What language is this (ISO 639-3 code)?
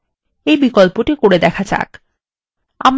ben